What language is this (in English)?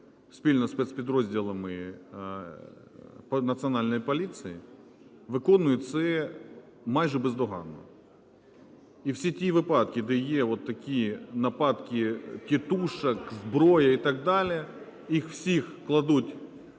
Ukrainian